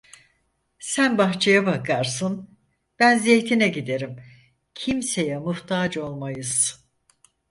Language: Turkish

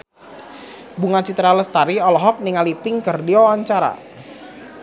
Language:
Sundanese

